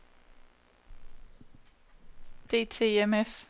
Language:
Danish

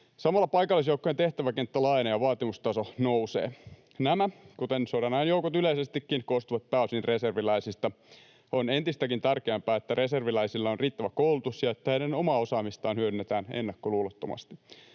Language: Finnish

